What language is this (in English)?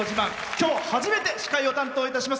Japanese